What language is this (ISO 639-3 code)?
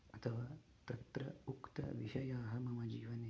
san